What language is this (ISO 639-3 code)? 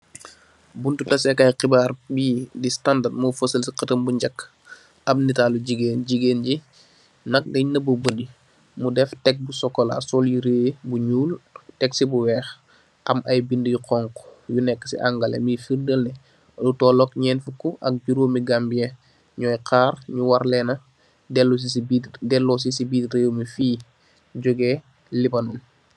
wol